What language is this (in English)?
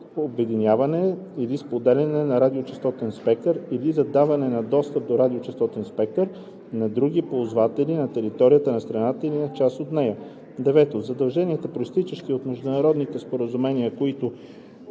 Bulgarian